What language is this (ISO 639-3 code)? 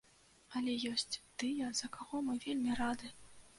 bel